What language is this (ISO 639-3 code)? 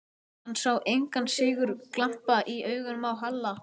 isl